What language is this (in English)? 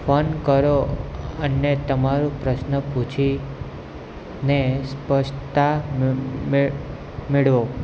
Gujarati